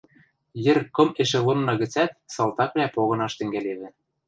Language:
Western Mari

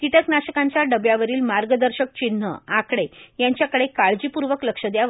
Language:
Marathi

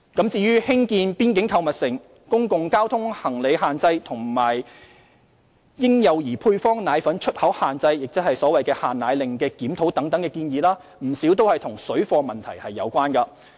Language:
Cantonese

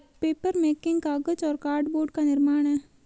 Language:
Hindi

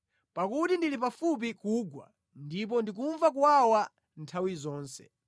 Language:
Nyanja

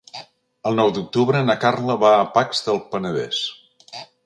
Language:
Catalan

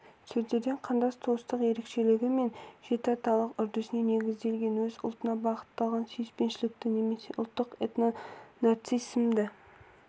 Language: Kazakh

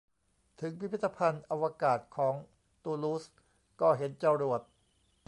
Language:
Thai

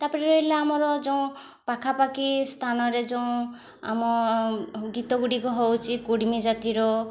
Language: Odia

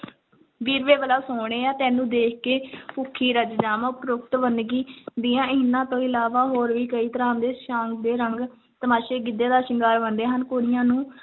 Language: Punjabi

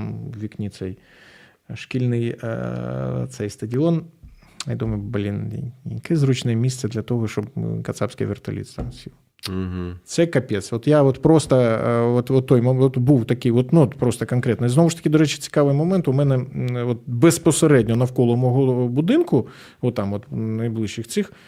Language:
Ukrainian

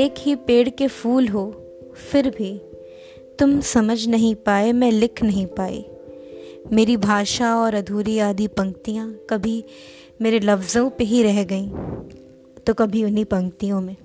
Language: Hindi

